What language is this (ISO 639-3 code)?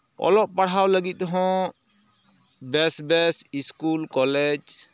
sat